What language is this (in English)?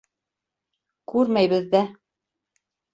Bashkir